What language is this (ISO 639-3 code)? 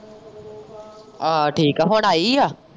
pan